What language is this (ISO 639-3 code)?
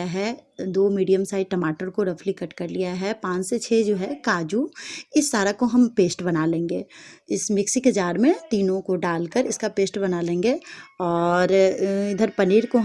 hin